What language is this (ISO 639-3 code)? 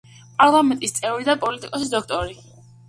kat